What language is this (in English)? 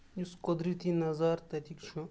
Kashmiri